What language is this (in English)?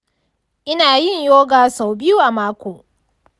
Hausa